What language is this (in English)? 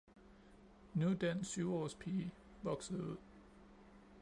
Danish